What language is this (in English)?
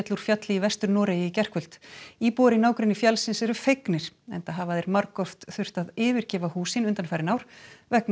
Icelandic